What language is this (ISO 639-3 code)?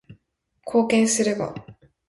jpn